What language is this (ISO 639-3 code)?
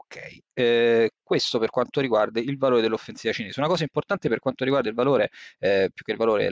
ita